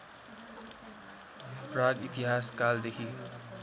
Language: Nepali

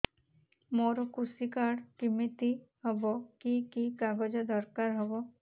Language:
Odia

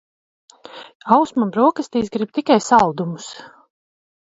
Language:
Latvian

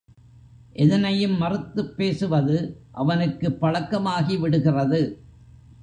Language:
Tamil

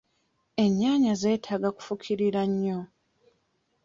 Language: Ganda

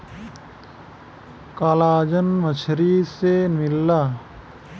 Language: Bhojpuri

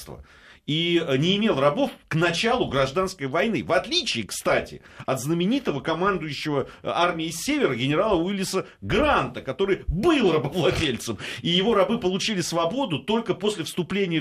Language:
Russian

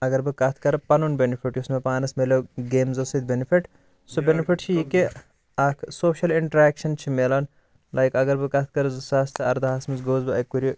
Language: Kashmiri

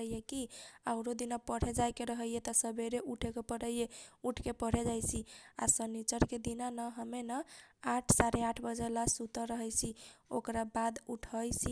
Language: Kochila Tharu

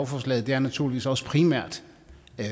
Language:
Danish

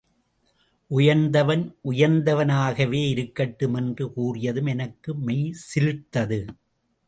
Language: Tamil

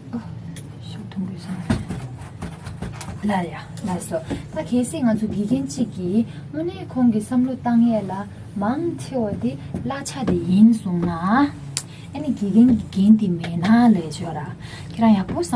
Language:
Korean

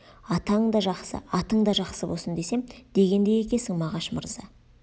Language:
Kazakh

